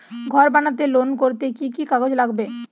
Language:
Bangla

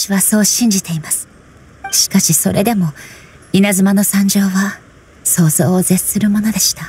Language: Japanese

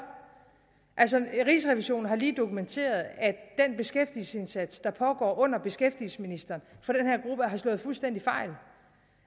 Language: Danish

